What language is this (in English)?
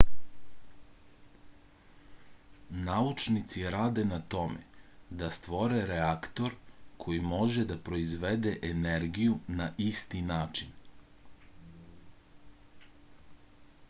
Serbian